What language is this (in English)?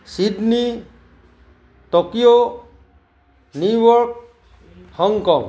Assamese